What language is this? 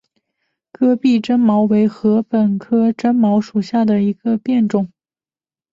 Chinese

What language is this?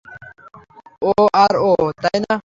Bangla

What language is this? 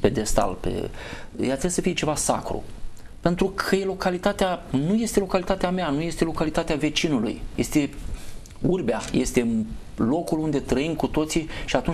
Romanian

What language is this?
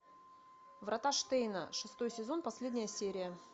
Russian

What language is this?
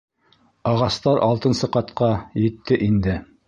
Bashkir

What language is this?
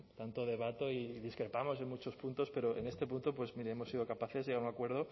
Spanish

